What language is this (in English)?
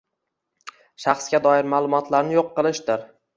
Uzbek